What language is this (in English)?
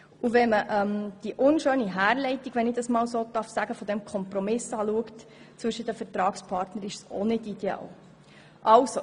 Swiss German